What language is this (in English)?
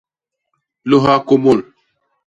Basaa